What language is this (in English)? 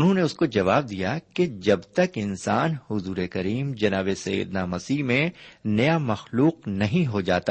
Urdu